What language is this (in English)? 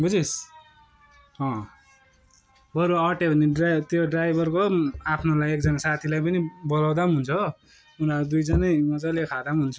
Nepali